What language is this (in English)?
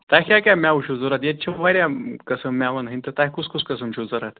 Kashmiri